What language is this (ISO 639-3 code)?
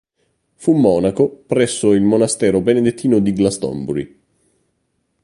ita